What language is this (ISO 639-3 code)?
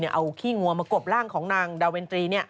tha